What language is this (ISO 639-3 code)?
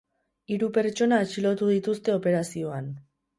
eus